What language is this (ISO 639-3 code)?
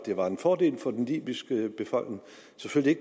dan